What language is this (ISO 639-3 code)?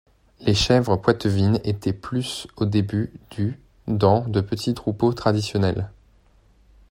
fra